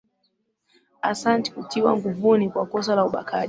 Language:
Swahili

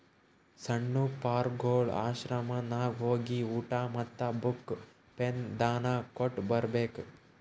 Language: Kannada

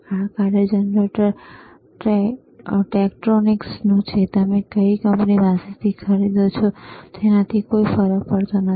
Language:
Gujarati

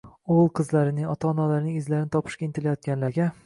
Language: Uzbek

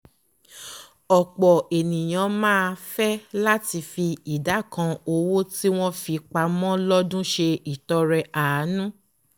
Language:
Yoruba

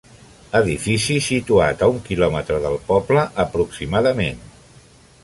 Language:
Catalan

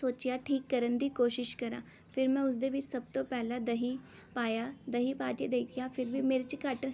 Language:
Punjabi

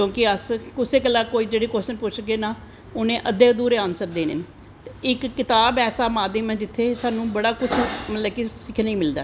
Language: Dogri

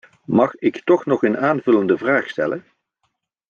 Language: Dutch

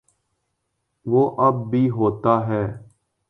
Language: Urdu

